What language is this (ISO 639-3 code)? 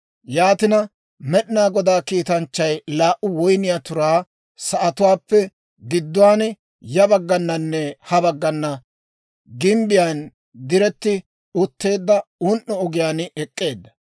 dwr